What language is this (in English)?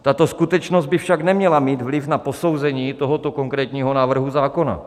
Czech